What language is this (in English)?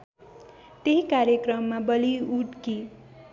Nepali